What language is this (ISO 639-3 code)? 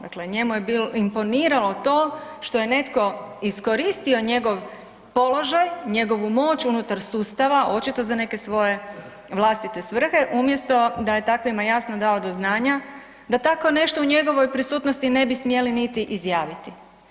hrv